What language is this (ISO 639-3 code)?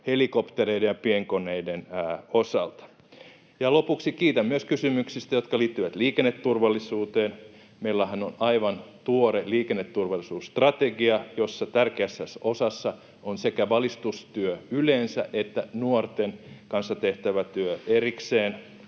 fin